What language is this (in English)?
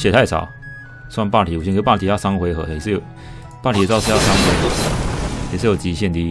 Chinese